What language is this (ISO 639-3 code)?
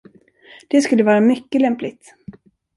swe